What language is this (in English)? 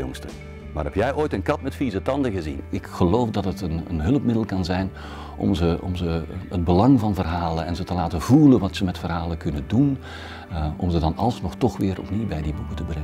Dutch